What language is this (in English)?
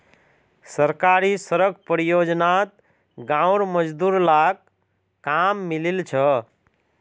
Magahi